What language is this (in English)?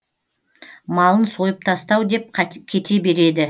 Kazakh